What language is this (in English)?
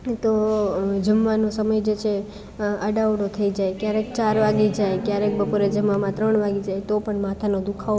Gujarati